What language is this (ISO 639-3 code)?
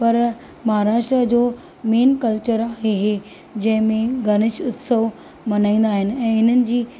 snd